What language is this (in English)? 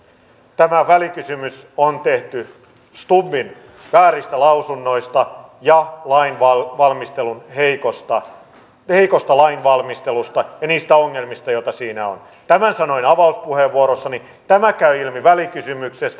Finnish